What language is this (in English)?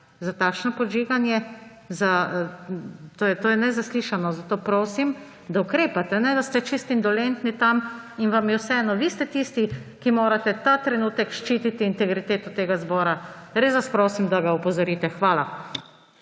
Slovenian